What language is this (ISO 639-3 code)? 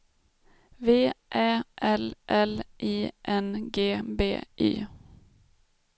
swe